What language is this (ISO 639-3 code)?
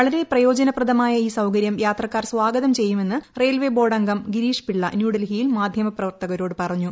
mal